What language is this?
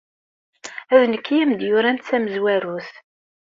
Kabyle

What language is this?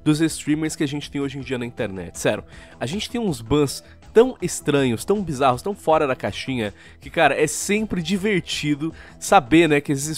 Portuguese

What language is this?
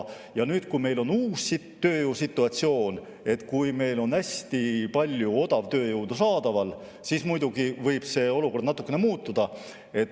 Estonian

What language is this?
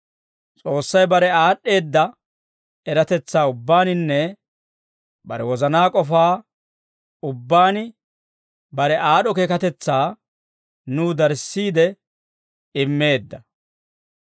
Dawro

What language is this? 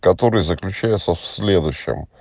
Russian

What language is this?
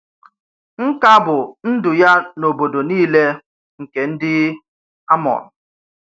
Igbo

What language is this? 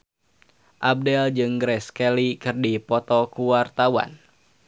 Sundanese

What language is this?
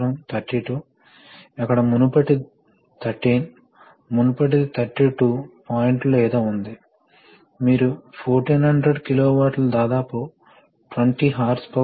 Telugu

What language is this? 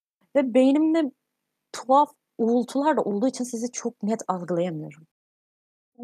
Turkish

